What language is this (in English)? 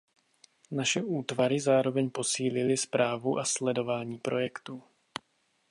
Czech